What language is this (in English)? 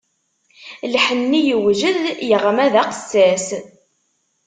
Kabyle